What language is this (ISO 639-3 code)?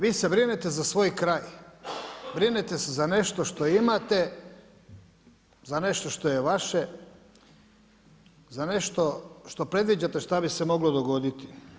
hrv